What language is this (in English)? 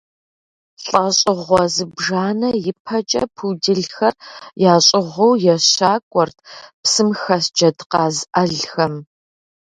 Kabardian